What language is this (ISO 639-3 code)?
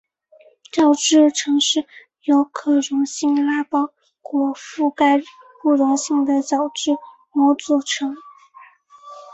zho